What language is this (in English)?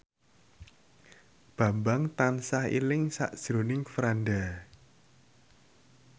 Javanese